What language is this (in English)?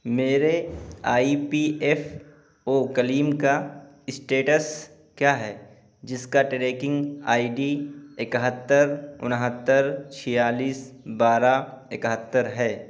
Urdu